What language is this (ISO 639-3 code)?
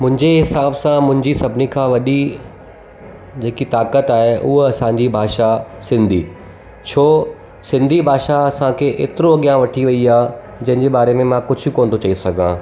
snd